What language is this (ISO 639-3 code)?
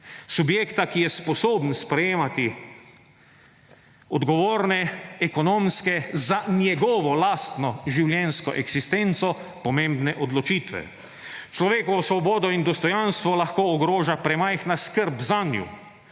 slv